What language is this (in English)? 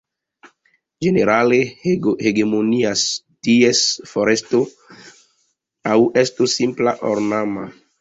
Esperanto